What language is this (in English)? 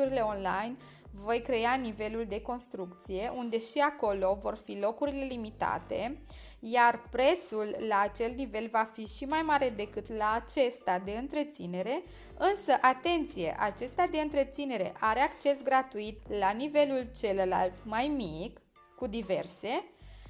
Romanian